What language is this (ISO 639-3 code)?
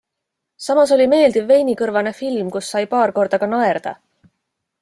est